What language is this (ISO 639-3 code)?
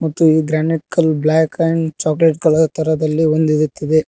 kan